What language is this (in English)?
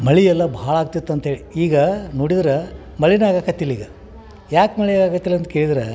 Kannada